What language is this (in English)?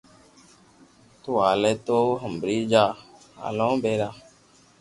Loarki